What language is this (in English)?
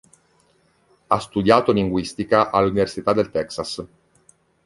Italian